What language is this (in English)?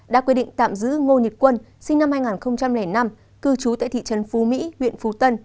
Vietnamese